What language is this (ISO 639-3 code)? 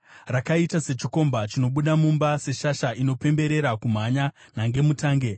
sna